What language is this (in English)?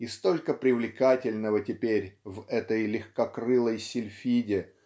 Russian